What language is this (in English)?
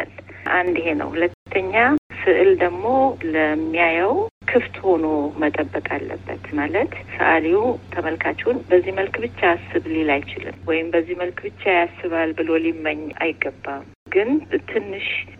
Amharic